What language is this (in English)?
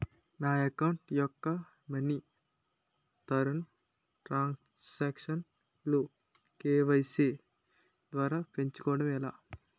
Telugu